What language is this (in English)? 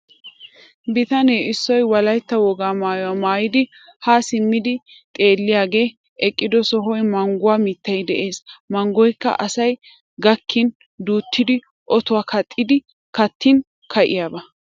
Wolaytta